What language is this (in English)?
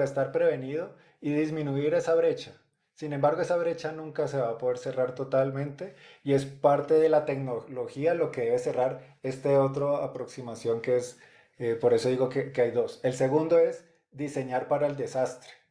Spanish